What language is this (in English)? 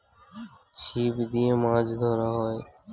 Bangla